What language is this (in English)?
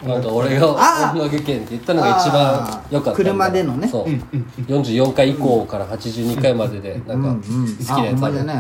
Japanese